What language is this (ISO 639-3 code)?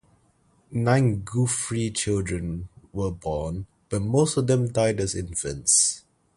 eng